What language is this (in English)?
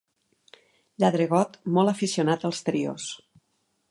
Catalan